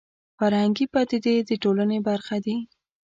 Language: Pashto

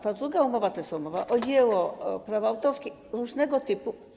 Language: Polish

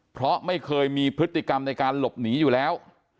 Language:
Thai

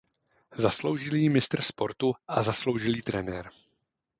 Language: Czech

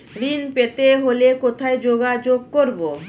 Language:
Bangla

